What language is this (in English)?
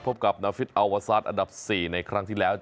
Thai